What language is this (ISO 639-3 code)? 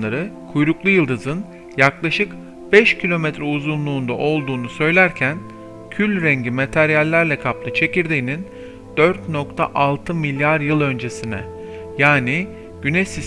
tur